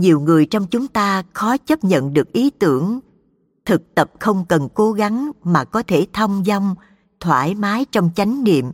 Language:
Vietnamese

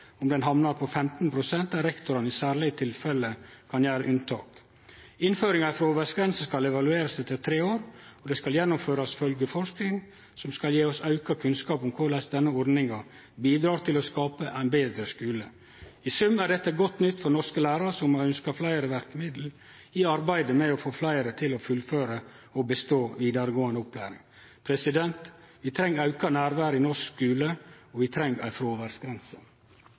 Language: Norwegian Nynorsk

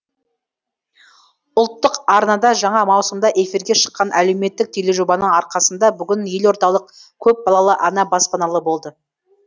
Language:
Kazakh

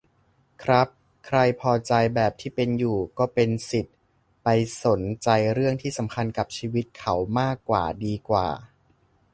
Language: Thai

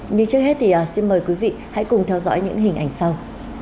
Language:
Vietnamese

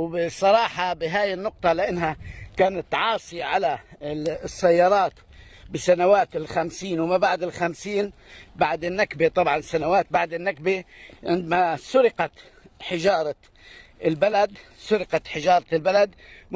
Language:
Arabic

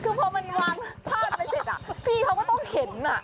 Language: Thai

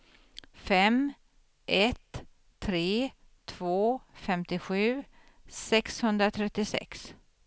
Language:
Swedish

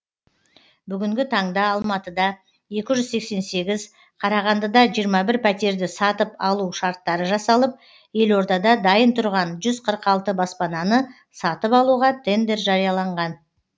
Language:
Kazakh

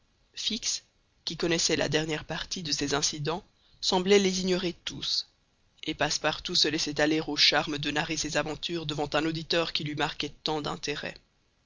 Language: French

